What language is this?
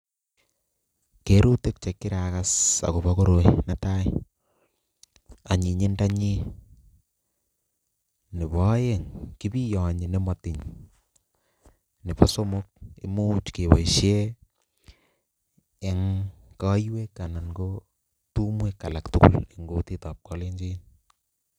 Kalenjin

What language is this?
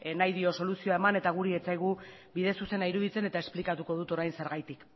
Basque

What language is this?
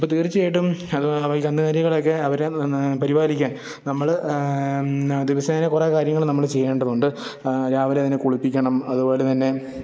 Malayalam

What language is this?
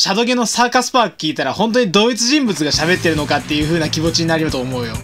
Japanese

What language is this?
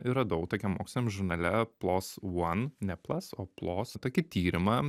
Lithuanian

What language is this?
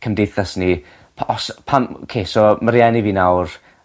Welsh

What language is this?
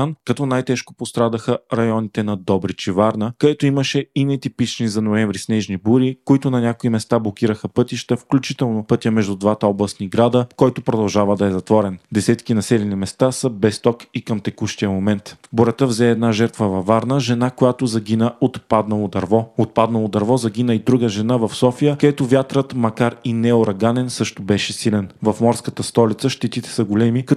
Bulgarian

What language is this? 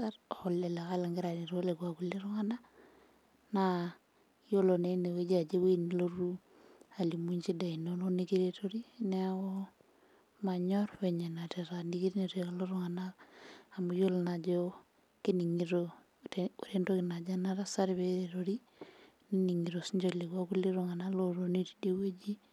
Masai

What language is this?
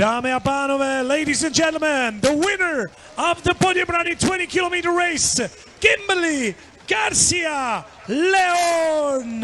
Czech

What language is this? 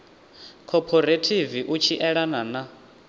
Venda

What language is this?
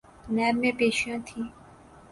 Urdu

